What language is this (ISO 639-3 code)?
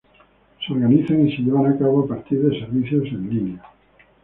spa